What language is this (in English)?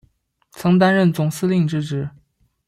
Chinese